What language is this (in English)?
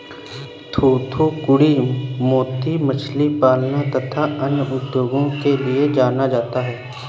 Hindi